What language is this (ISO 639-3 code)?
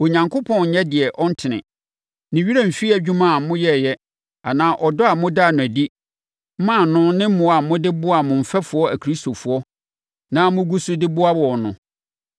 aka